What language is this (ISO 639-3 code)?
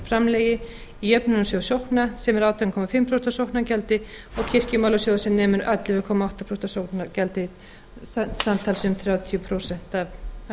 isl